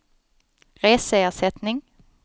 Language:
Swedish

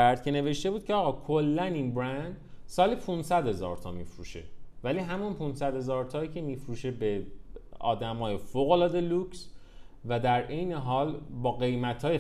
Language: Persian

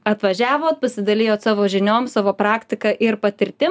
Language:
Lithuanian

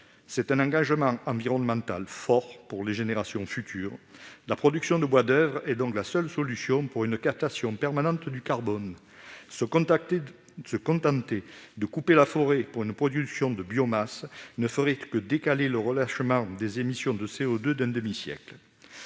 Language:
French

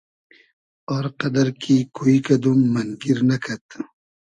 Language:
Hazaragi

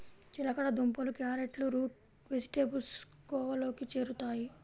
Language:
Telugu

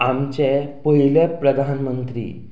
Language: Konkani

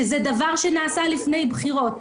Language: Hebrew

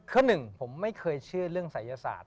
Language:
Thai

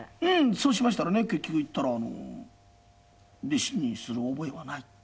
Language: Japanese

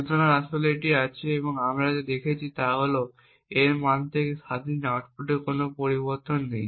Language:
Bangla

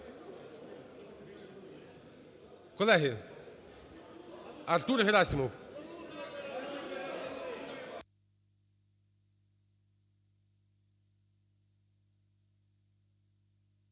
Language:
Ukrainian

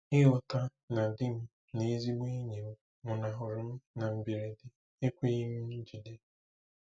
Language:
Igbo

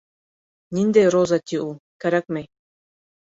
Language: Bashkir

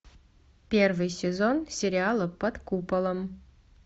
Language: Russian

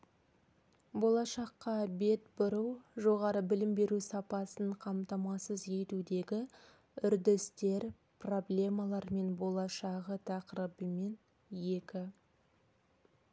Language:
Kazakh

